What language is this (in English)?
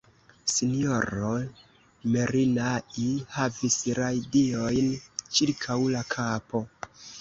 Esperanto